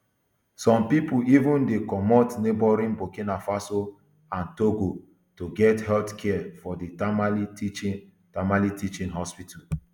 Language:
Nigerian Pidgin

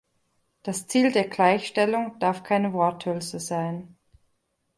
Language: German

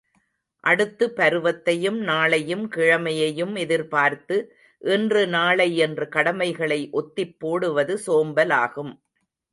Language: Tamil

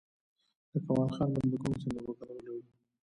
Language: Pashto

